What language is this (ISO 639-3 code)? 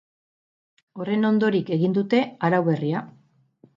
eus